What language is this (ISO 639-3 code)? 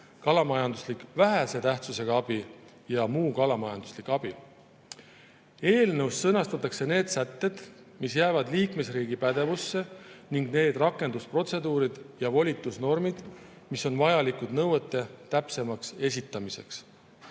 est